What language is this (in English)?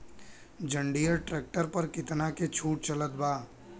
Bhojpuri